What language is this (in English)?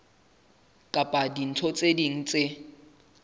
Southern Sotho